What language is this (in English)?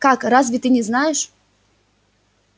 Russian